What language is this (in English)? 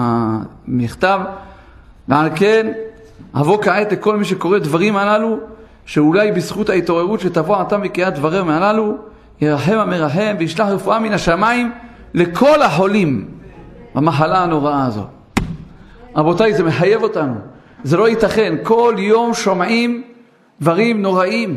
Hebrew